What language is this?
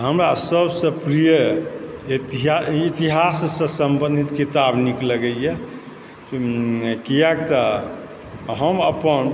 Maithili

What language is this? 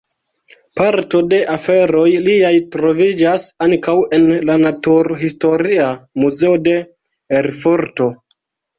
Esperanto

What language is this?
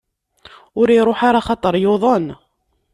Kabyle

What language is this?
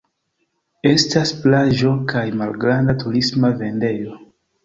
Esperanto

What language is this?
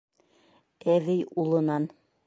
Bashkir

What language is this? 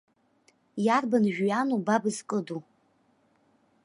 Abkhazian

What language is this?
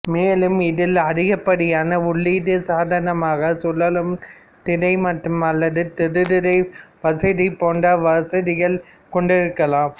Tamil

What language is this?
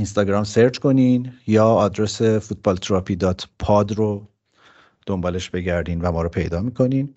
Persian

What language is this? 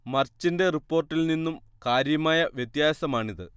Malayalam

